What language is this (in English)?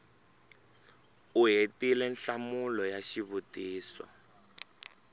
Tsonga